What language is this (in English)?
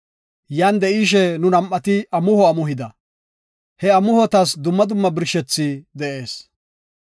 Gofa